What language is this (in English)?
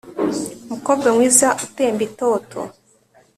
Kinyarwanda